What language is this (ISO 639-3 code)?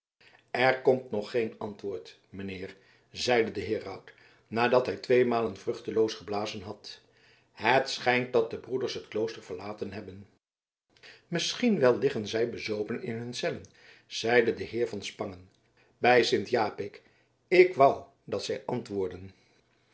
nld